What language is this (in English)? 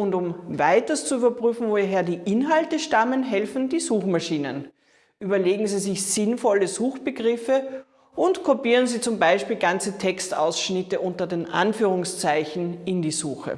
German